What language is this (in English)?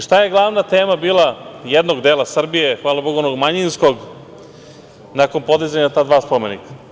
Serbian